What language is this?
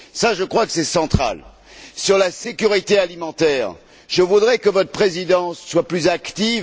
French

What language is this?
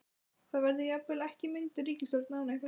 Icelandic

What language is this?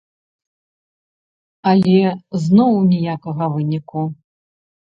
Belarusian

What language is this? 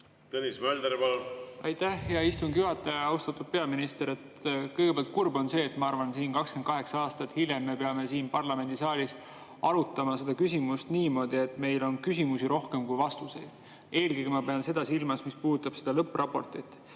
Estonian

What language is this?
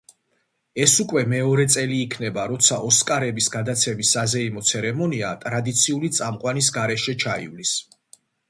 Georgian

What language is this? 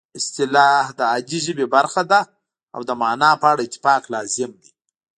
Pashto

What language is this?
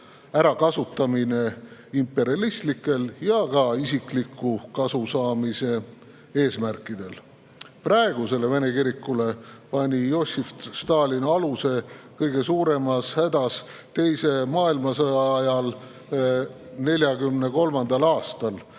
Estonian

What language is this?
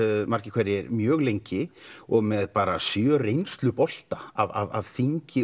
Icelandic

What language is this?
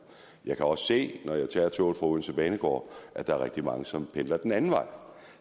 Danish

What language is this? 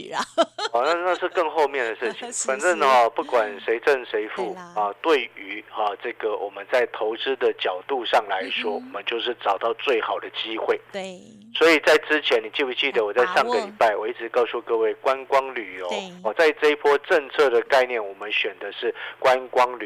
Chinese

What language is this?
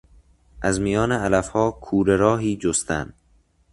Persian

